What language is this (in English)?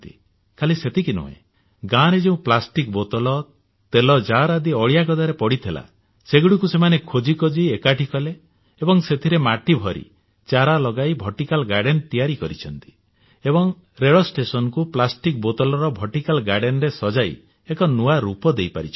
Odia